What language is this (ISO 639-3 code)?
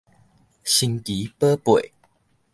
nan